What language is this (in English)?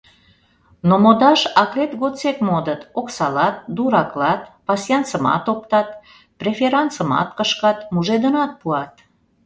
Mari